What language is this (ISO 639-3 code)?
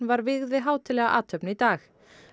isl